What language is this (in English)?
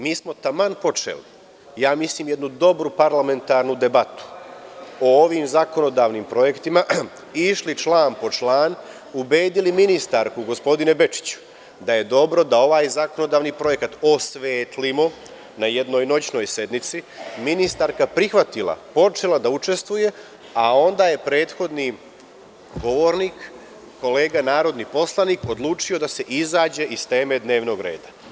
Serbian